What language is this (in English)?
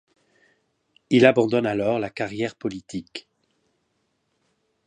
French